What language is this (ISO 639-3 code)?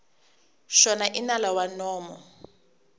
tso